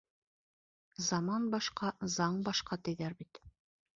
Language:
Bashkir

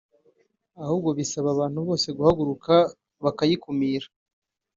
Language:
Kinyarwanda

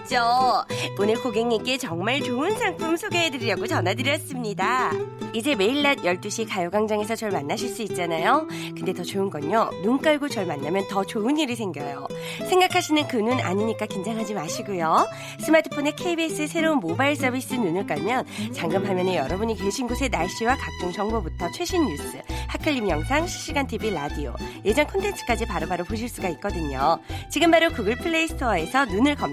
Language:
Korean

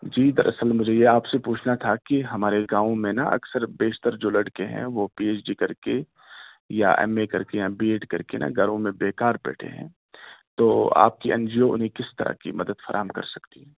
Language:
Urdu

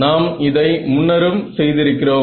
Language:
Tamil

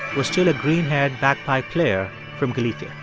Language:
English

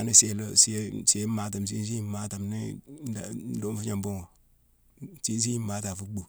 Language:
Mansoanka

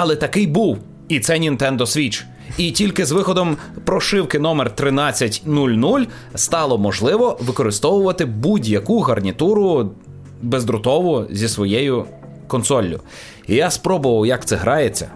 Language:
Ukrainian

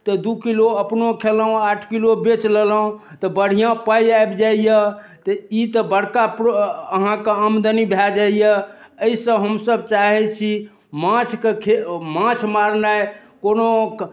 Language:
Maithili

